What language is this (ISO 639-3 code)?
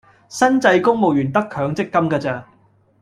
yue